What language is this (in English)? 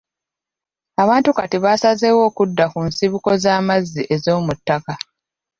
Ganda